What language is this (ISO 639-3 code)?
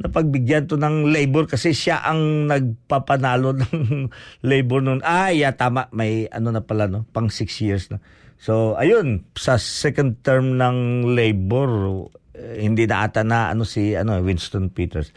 fil